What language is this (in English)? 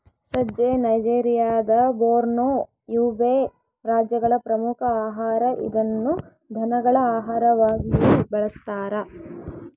Kannada